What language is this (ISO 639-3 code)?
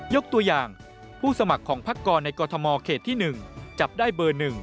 tha